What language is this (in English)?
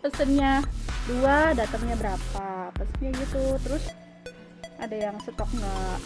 Indonesian